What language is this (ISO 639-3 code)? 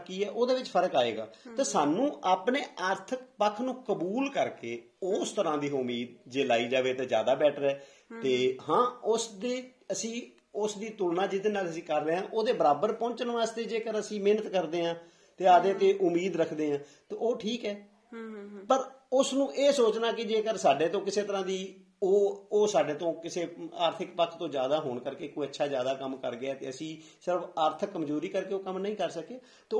pan